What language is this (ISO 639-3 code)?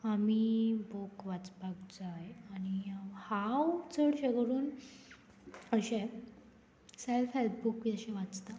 kok